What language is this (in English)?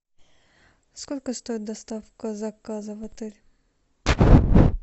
Russian